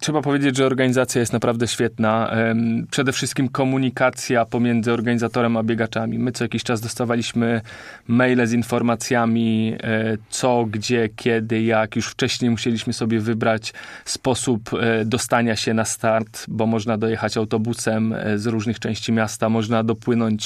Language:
Polish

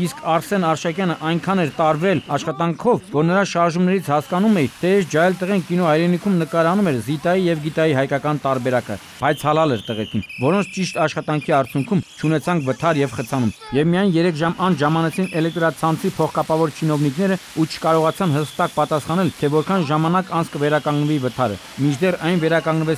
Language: Romanian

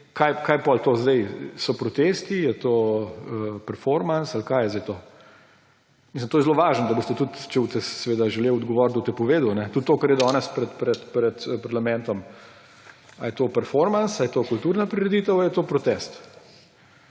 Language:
Slovenian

